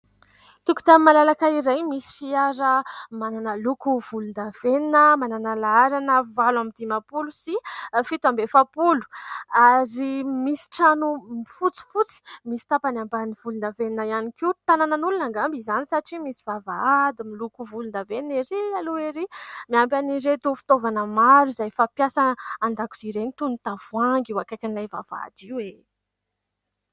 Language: Malagasy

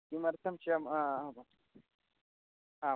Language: Sanskrit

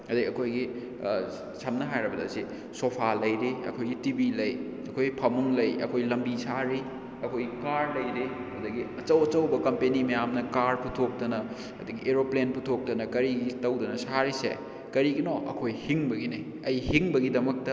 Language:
Manipuri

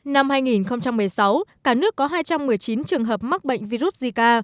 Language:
Vietnamese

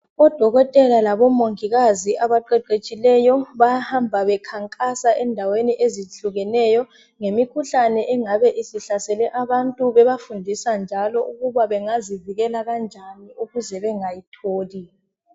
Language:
North Ndebele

